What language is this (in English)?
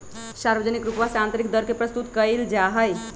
Magahi